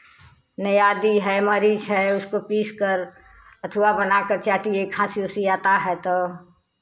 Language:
Hindi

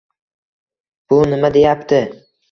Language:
Uzbek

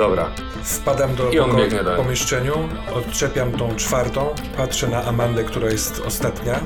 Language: Polish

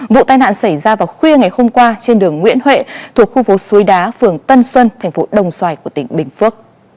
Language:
Vietnamese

